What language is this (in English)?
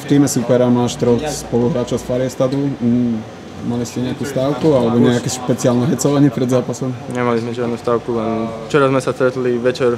Slovak